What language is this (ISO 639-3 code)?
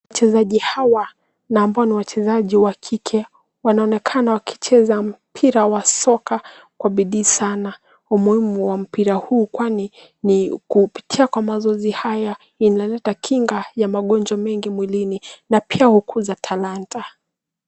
swa